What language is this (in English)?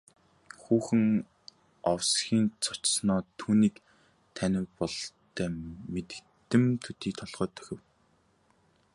Mongolian